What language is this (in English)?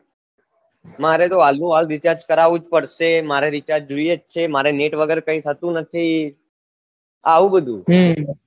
Gujarati